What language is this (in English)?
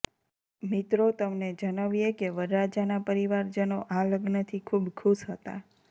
Gujarati